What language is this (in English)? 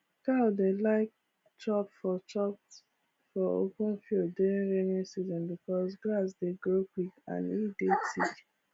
Nigerian Pidgin